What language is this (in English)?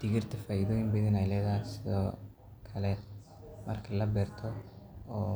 Somali